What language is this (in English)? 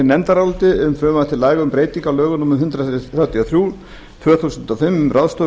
Icelandic